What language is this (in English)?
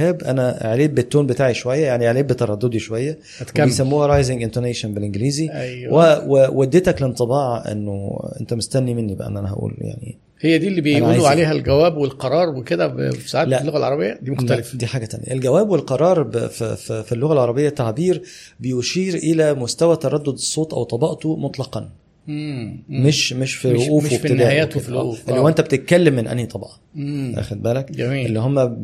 Arabic